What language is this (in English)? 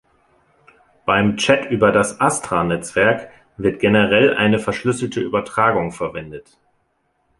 German